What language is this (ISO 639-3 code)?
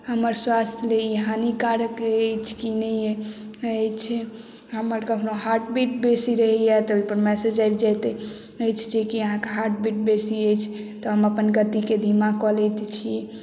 mai